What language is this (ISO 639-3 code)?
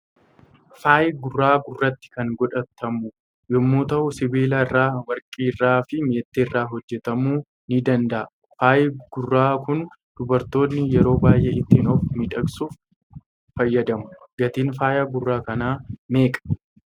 orm